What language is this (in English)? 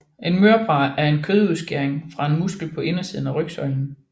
Danish